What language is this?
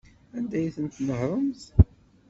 Kabyle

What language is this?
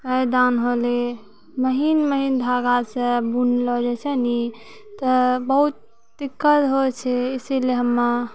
Maithili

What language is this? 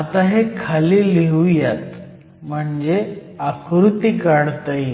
Marathi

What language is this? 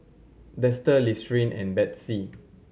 English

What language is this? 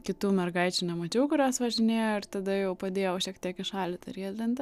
Lithuanian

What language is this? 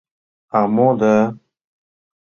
Mari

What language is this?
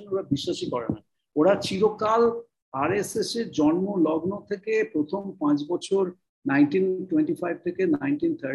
Bangla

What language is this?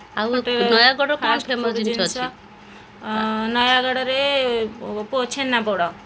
Odia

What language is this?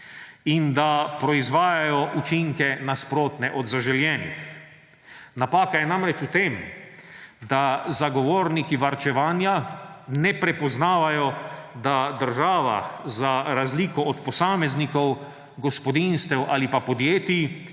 Slovenian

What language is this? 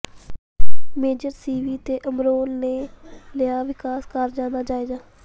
Punjabi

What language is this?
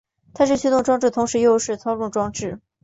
Chinese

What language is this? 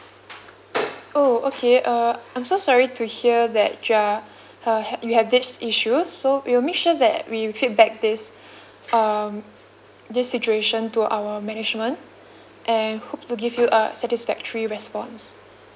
English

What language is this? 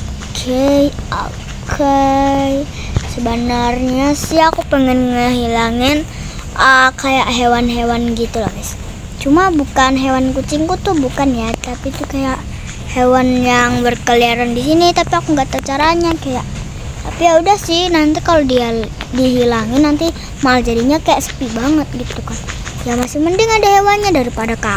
Indonesian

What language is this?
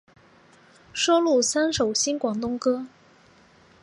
Chinese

